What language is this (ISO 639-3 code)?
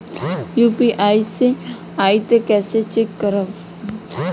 bho